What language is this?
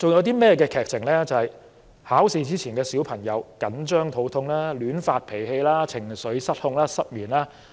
Cantonese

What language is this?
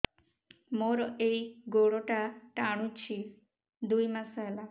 Odia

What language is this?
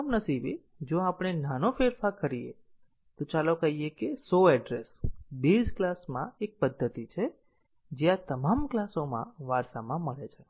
Gujarati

